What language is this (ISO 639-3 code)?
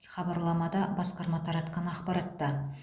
kaz